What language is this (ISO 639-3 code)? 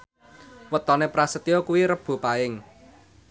jav